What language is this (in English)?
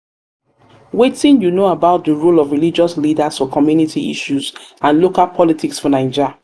Nigerian Pidgin